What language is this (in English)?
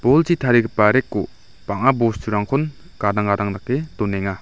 Garo